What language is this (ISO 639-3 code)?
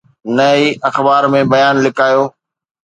snd